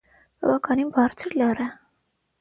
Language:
Armenian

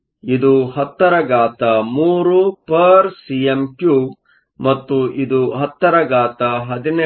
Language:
Kannada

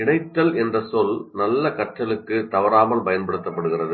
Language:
Tamil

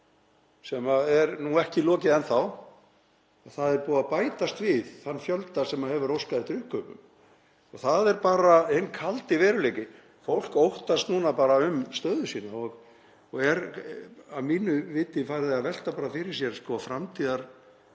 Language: Icelandic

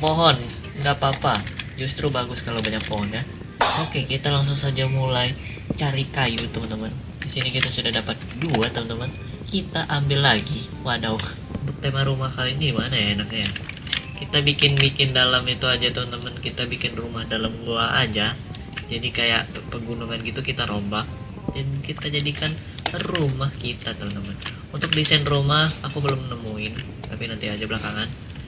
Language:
Indonesian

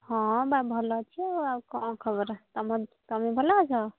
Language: Odia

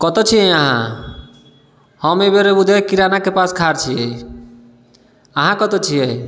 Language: Maithili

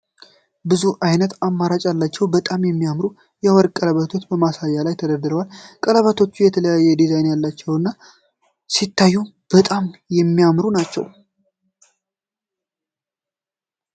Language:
Amharic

